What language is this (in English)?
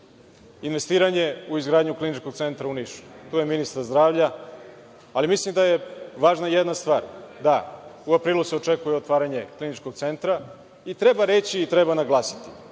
Serbian